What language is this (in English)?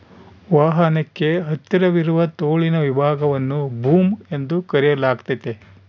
Kannada